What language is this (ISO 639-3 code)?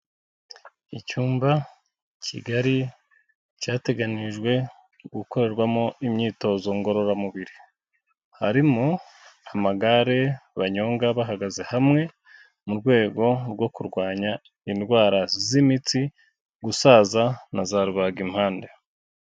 kin